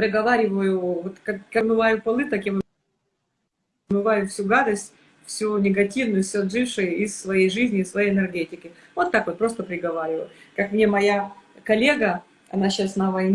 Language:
Russian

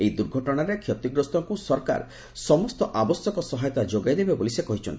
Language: Odia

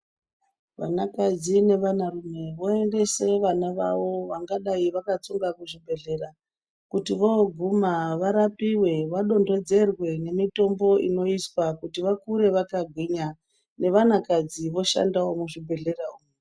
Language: Ndau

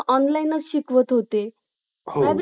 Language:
Marathi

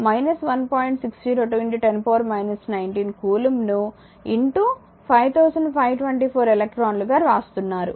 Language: Telugu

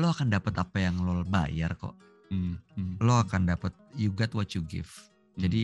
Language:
Indonesian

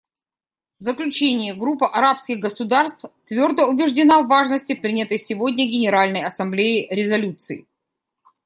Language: Russian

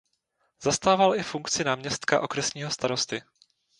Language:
Czech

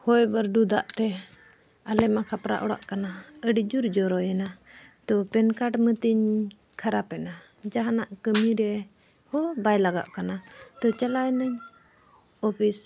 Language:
Santali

